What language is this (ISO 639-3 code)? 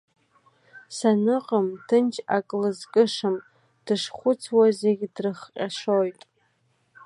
abk